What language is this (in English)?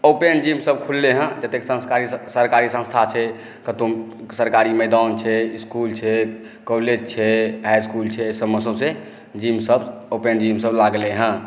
Maithili